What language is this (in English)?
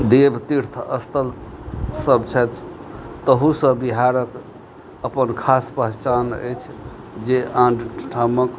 Maithili